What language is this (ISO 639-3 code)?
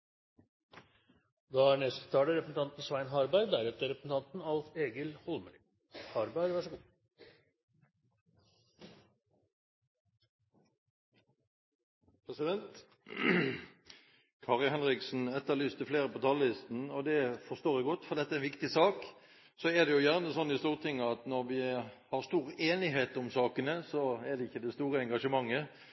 nob